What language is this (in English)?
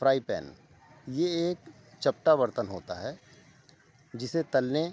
Urdu